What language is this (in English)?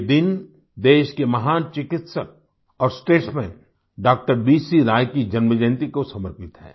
Hindi